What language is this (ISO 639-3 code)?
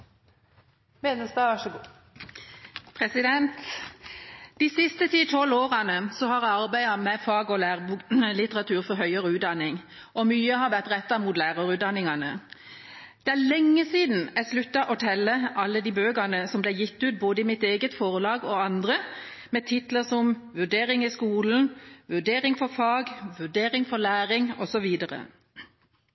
nob